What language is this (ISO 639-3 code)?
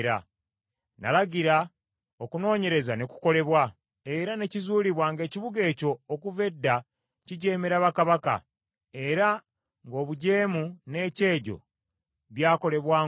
lug